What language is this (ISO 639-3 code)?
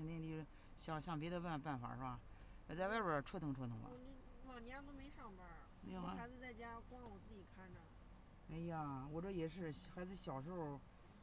zho